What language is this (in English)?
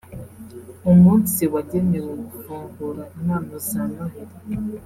Kinyarwanda